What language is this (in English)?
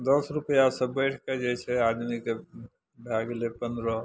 Maithili